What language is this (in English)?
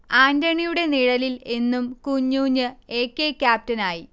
Malayalam